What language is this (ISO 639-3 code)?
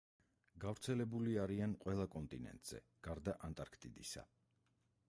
kat